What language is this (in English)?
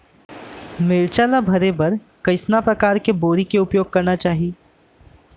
Chhattisgarhi